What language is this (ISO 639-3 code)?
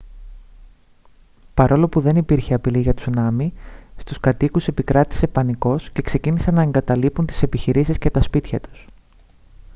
ell